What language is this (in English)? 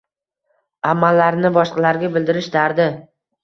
Uzbek